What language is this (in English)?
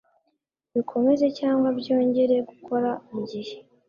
Kinyarwanda